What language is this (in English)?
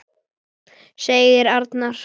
Icelandic